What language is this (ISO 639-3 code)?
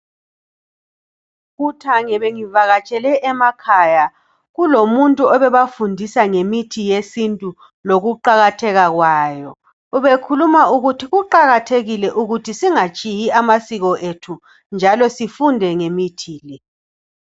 nde